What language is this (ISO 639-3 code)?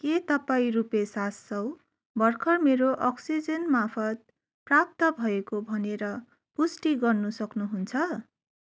nep